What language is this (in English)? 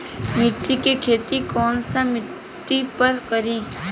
Bhojpuri